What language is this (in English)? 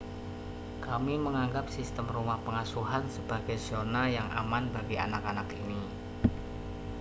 Indonesian